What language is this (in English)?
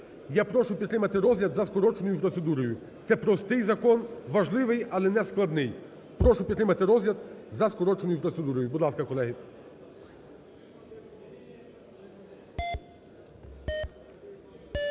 Ukrainian